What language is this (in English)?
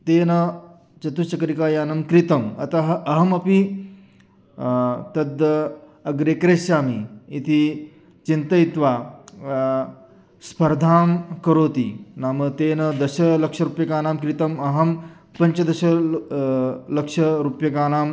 Sanskrit